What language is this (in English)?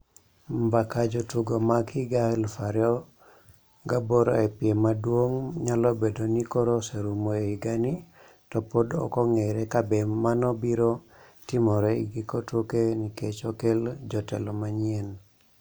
Luo (Kenya and Tanzania)